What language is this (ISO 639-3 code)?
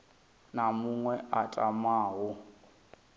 ven